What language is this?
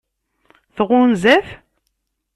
Kabyle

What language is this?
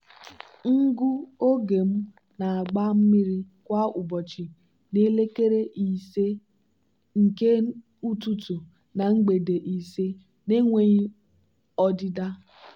Igbo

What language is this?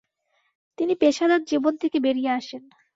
Bangla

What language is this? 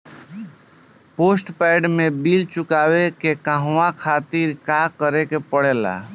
Bhojpuri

